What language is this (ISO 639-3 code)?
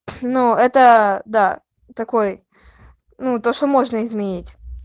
rus